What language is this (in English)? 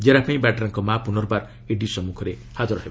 Odia